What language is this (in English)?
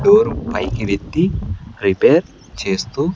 Telugu